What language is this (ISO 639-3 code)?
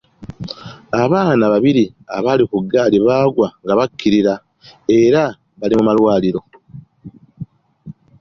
lug